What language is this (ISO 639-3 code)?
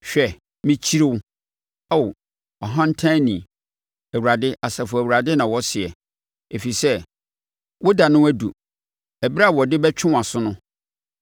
aka